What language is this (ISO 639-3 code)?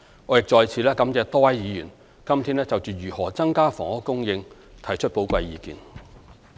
yue